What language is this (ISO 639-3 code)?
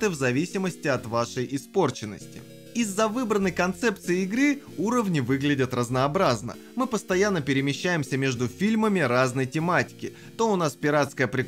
rus